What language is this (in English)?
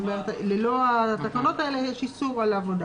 Hebrew